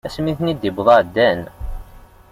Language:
Kabyle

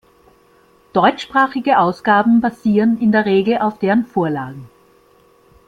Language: German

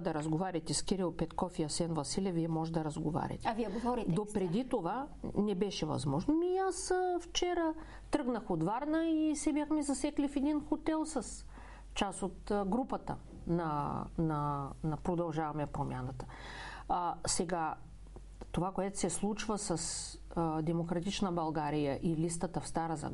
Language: Bulgarian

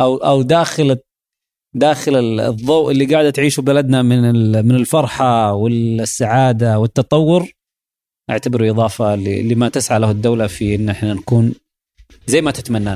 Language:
Arabic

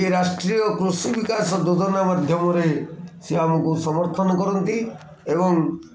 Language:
Odia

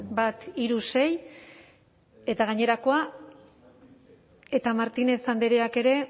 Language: Basque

